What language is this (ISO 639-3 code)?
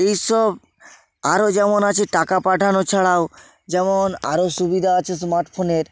ben